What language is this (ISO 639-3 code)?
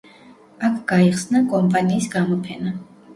kat